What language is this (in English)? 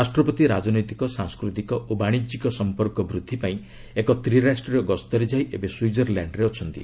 Odia